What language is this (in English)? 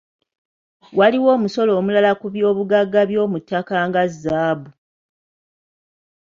Ganda